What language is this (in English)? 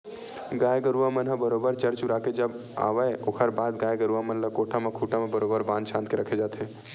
Chhattisgarhi